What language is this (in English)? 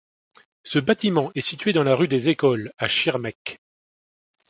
French